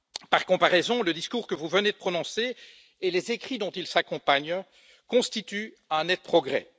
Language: French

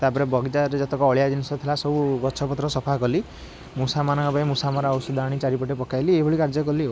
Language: Odia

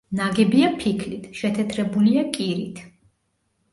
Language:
Georgian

